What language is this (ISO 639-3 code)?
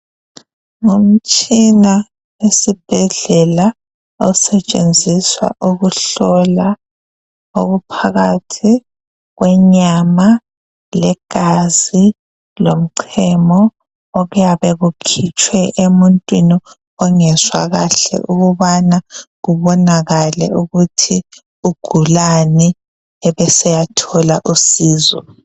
nde